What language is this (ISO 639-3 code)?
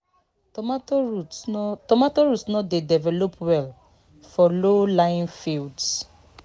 pcm